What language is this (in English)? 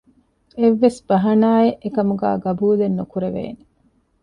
Divehi